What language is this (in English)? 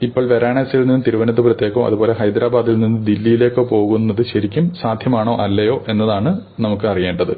Malayalam